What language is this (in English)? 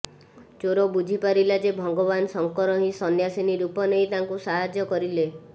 Odia